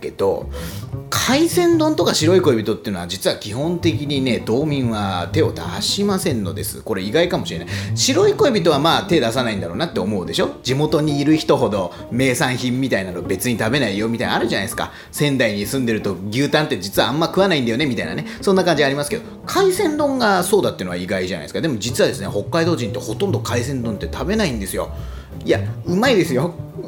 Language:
Japanese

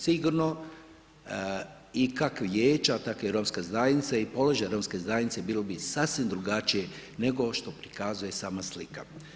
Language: Croatian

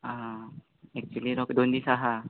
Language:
Konkani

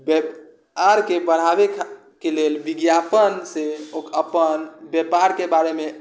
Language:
Maithili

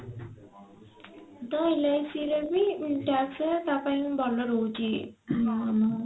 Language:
Odia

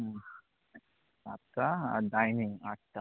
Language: Bangla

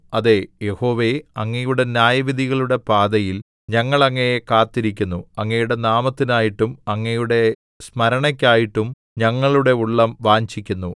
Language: Malayalam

